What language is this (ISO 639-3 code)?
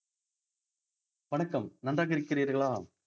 tam